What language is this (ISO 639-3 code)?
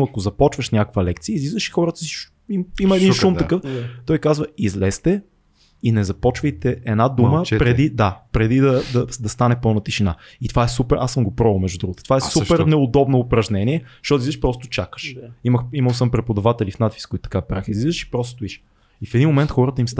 bul